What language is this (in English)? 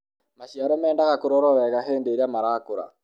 Kikuyu